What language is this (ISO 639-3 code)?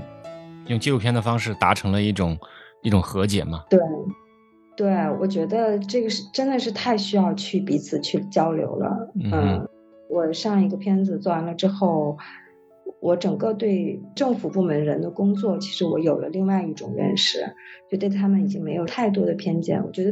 zho